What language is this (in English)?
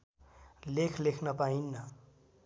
Nepali